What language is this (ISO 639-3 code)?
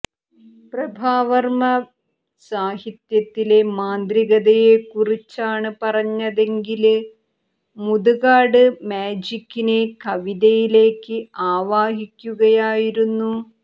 mal